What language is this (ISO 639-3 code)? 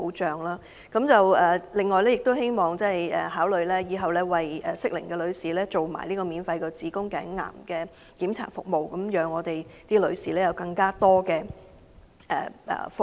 yue